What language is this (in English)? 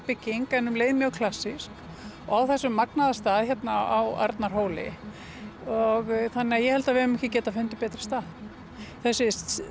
Icelandic